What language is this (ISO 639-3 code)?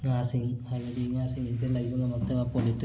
mni